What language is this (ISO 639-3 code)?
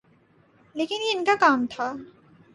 urd